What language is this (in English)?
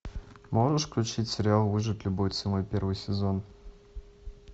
Russian